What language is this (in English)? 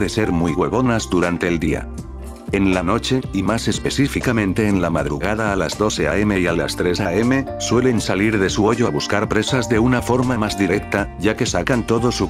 Spanish